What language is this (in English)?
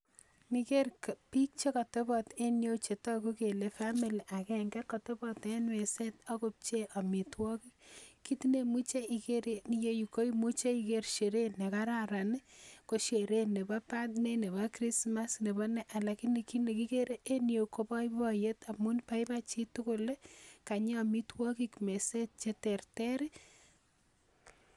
Kalenjin